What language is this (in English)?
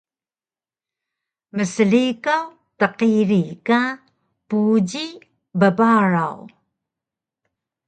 Taroko